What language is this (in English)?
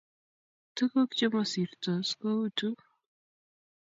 Kalenjin